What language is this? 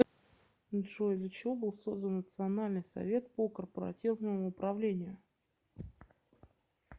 Russian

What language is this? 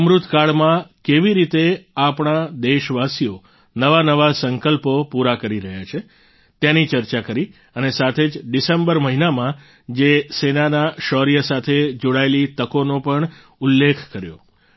Gujarati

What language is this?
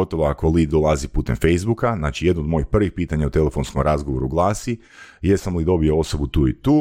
Croatian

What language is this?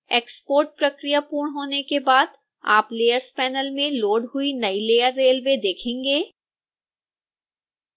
Hindi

